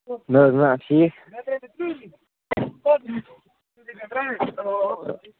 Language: Kashmiri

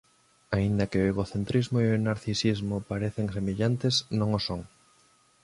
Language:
Galician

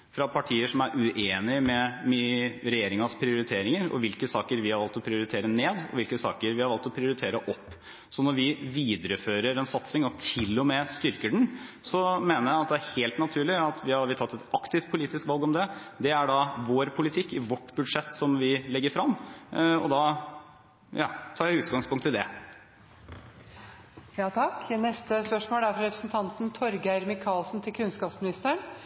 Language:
Norwegian Bokmål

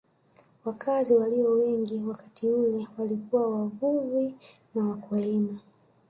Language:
Swahili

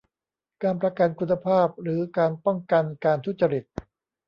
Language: Thai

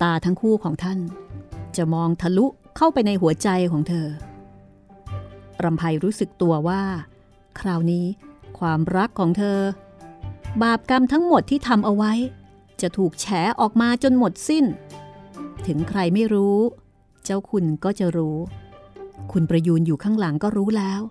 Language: Thai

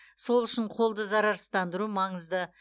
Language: Kazakh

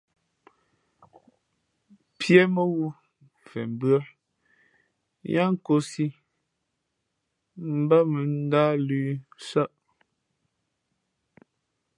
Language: Fe'fe'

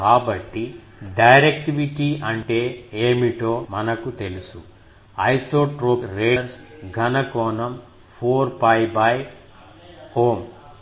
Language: Telugu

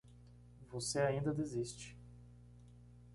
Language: Portuguese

